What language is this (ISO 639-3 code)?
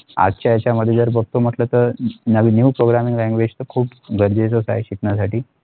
mar